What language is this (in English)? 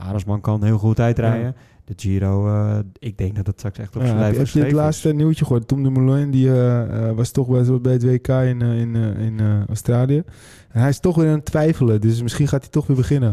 Dutch